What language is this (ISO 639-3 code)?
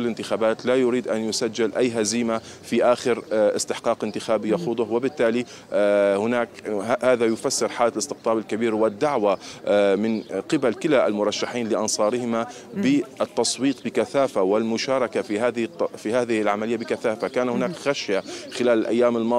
ara